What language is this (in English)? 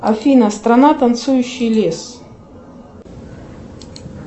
Russian